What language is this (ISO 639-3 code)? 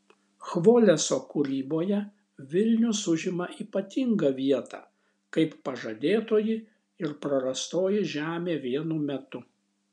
lit